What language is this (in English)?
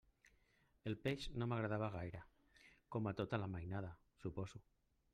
Catalan